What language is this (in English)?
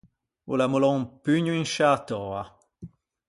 Ligurian